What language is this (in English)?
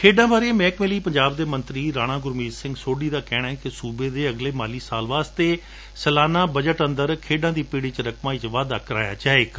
Punjabi